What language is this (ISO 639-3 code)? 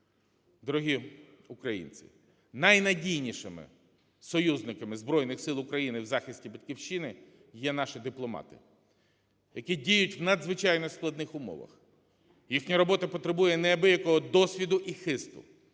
ukr